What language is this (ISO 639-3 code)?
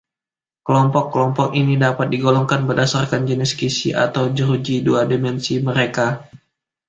ind